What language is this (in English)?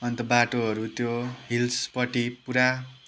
Nepali